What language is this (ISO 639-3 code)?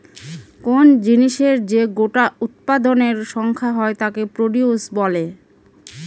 ben